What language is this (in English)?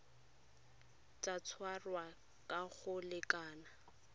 Tswana